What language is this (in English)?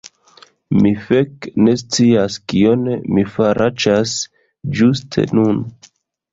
Esperanto